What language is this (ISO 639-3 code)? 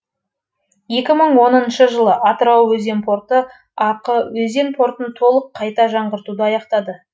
kaz